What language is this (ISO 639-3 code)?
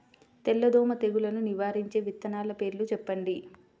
tel